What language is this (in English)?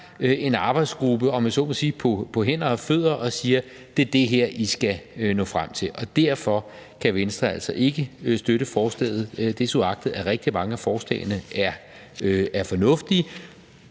Danish